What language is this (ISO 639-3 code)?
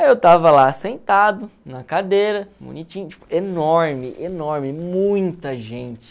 por